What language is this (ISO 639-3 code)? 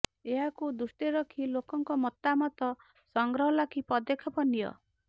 ori